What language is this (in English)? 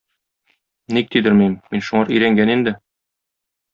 Tatar